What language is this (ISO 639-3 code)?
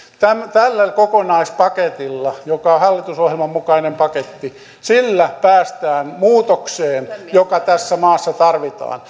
fin